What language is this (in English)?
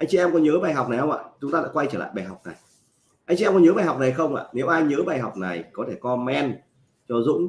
Vietnamese